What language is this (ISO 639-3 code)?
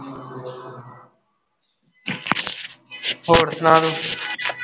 pan